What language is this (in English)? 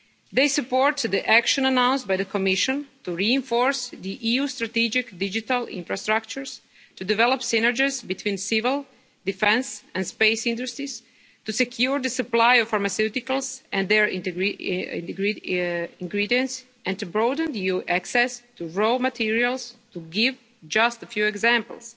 English